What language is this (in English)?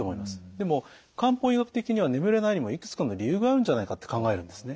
Japanese